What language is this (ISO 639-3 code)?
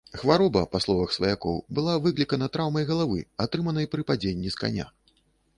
bel